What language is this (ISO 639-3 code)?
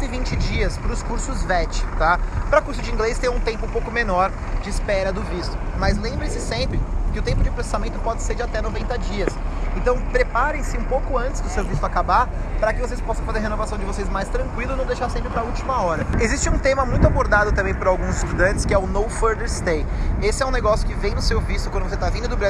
por